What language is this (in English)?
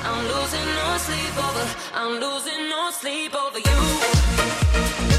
Slovak